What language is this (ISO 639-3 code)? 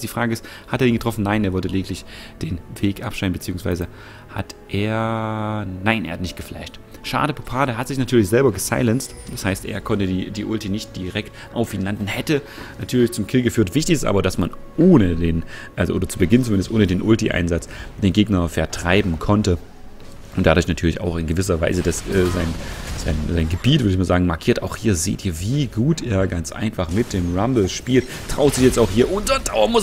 deu